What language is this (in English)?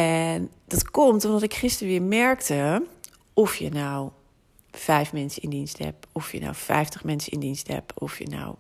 Dutch